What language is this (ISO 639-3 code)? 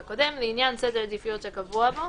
heb